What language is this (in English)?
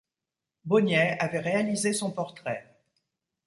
French